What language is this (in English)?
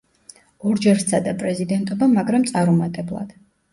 Georgian